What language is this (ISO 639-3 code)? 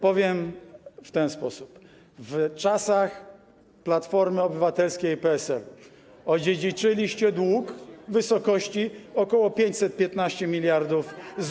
pol